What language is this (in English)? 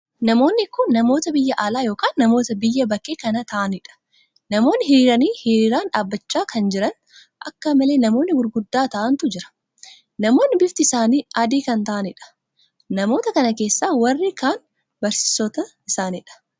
Oromo